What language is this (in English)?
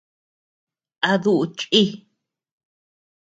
Tepeuxila Cuicatec